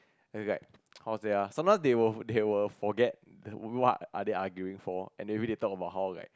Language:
English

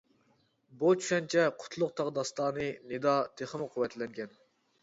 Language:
Uyghur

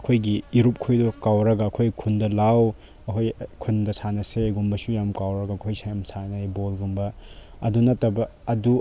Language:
Manipuri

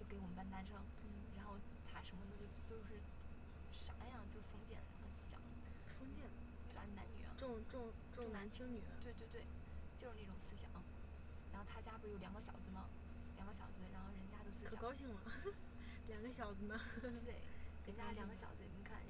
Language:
Chinese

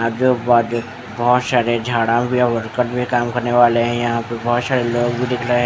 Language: Hindi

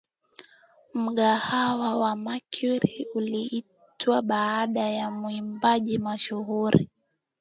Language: Swahili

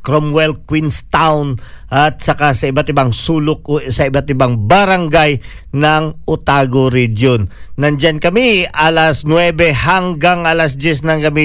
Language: Filipino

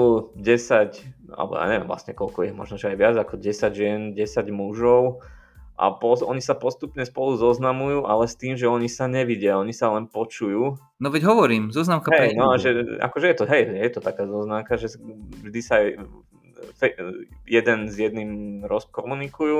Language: Slovak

